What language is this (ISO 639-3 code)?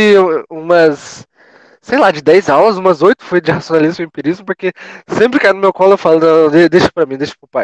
por